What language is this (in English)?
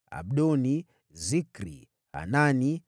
Swahili